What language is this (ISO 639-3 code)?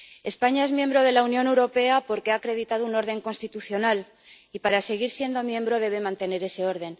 spa